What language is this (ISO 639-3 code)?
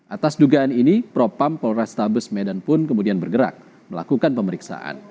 ind